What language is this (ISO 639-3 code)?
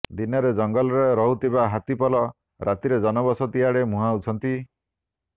ori